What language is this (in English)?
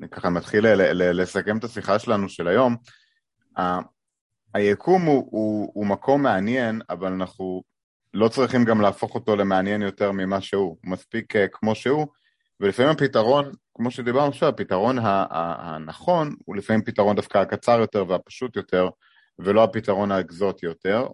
Hebrew